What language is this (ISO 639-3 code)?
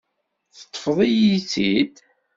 kab